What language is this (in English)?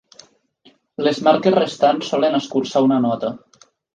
Catalan